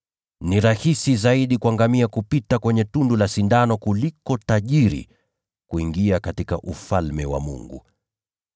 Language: Swahili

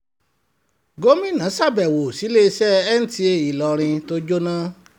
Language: Yoruba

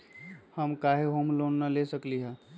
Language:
Magahi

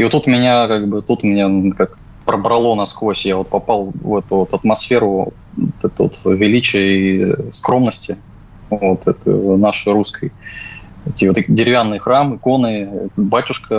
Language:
Russian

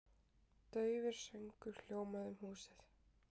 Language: Icelandic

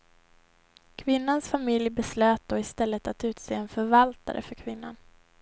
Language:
Swedish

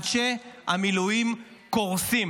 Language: Hebrew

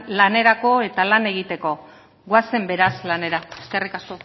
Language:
Basque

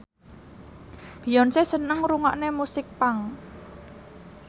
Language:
Javanese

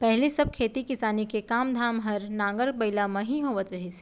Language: Chhattisgarhi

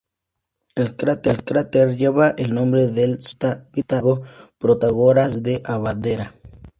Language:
Spanish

